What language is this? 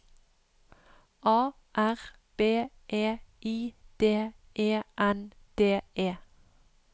Norwegian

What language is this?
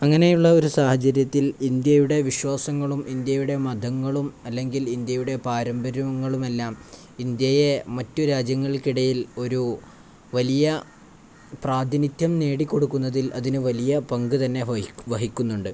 Malayalam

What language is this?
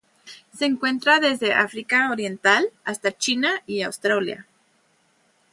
Spanish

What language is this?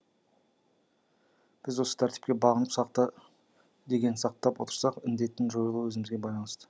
Kazakh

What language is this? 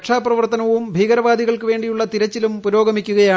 Malayalam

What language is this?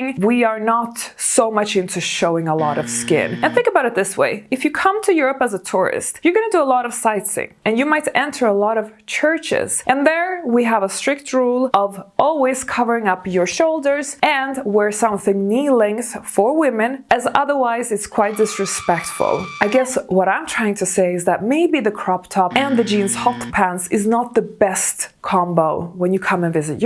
English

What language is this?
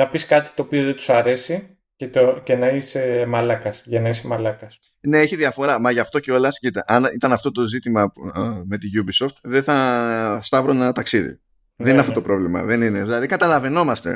Greek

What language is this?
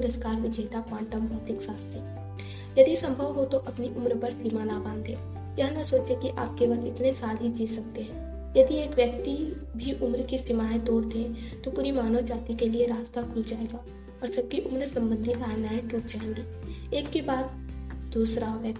Hindi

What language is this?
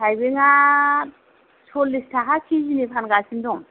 Bodo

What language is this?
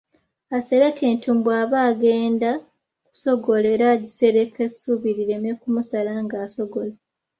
Ganda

